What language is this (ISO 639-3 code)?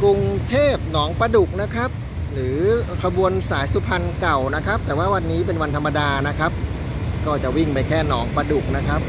tha